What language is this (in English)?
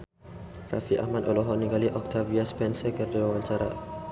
Sundanese